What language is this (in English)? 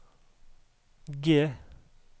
Norwegian